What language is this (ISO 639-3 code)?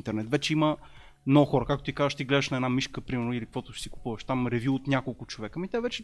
bul